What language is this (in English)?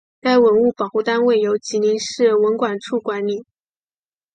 Chinese